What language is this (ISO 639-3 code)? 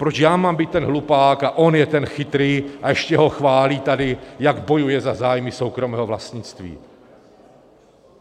ces